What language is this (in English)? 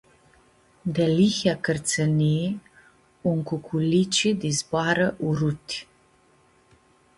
Aromanian